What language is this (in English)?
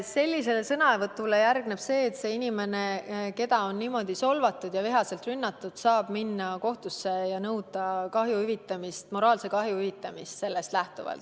Estonian